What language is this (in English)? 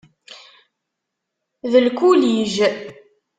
Kabyle